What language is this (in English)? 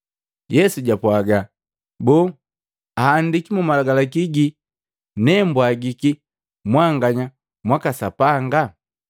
Matengo